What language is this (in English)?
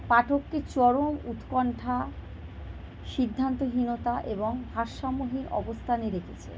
Bangla